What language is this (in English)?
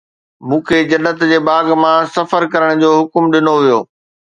Sindhi